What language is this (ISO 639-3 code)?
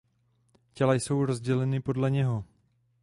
ces